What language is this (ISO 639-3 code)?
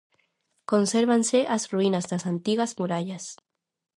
glg